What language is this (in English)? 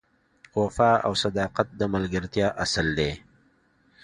Pashto